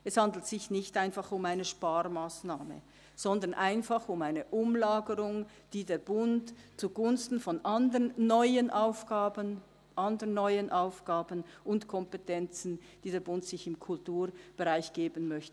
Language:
Swiss German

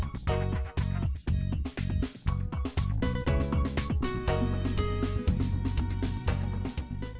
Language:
Vietnamese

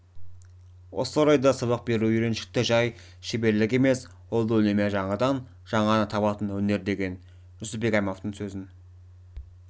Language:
Kazakh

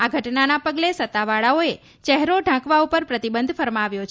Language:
Gujarati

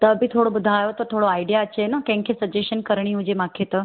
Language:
Sindhi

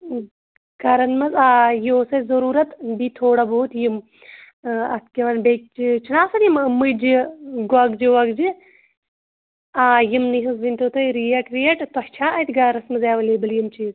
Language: Kashmiri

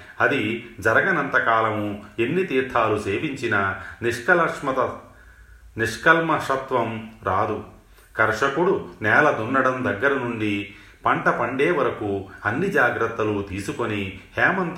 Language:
Telugu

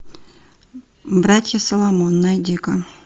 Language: Russian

